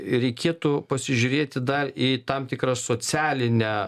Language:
Lithuanian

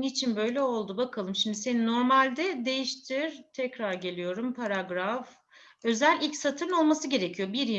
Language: Turkish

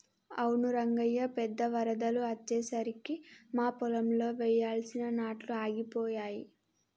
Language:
Telugu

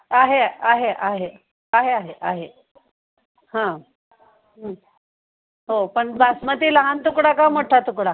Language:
Marathi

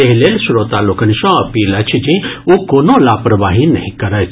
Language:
Maithili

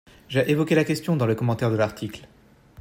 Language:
French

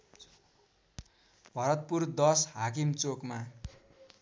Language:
Nepali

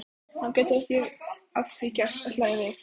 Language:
Icelandic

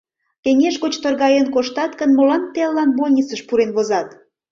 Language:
Mari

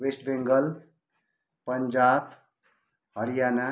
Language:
Nepali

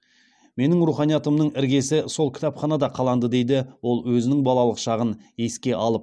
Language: Kazakh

